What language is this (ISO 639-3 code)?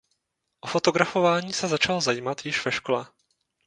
ces